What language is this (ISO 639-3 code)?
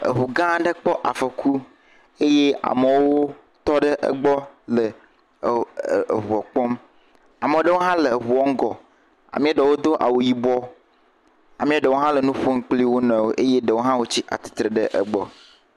ewe